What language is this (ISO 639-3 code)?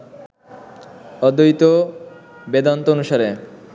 ben